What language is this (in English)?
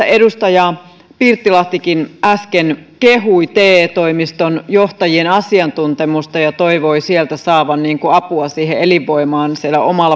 Finnish